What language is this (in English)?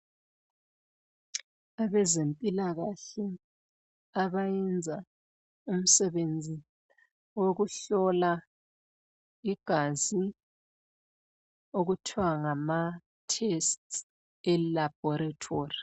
North Ndebele